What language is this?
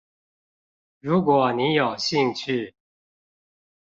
Chinese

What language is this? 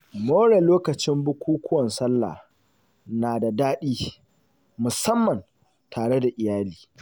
Hausa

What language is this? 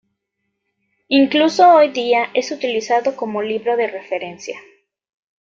Spanish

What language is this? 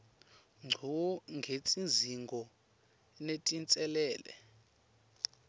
Swati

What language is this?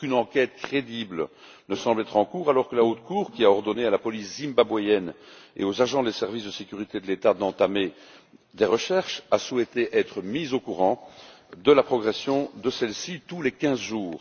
French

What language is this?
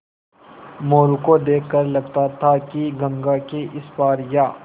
Hindi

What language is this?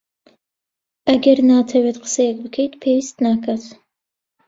Central Kurdish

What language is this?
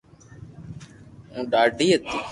Loarki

